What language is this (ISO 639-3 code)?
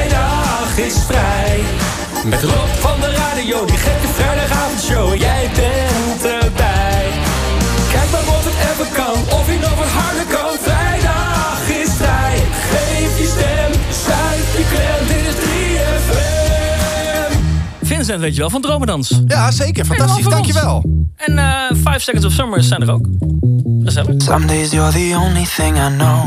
nld